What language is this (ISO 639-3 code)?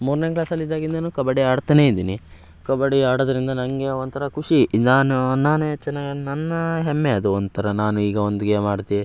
kan